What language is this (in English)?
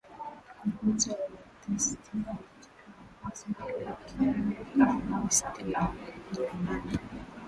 Swahili